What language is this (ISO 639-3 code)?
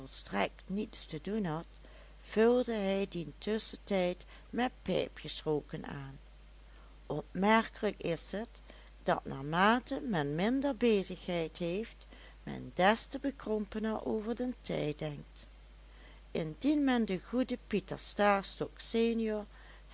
nld